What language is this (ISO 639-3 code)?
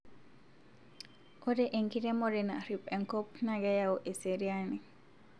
mas